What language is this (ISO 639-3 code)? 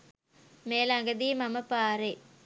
sin